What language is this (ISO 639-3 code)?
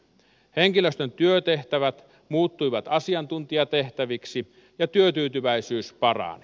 fin